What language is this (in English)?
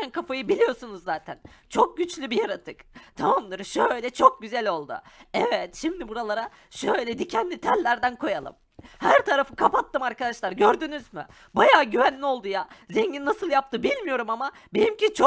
Turkish